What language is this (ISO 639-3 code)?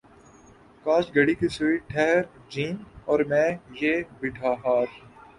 urd